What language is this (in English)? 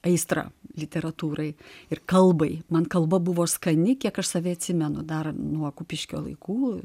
Lithuanian